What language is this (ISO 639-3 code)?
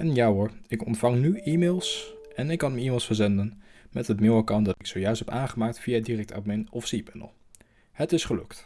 nld